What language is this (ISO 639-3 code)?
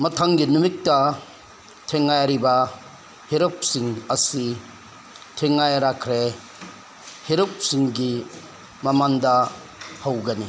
mni